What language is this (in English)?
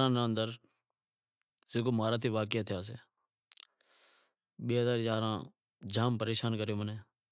Wadiyara Koli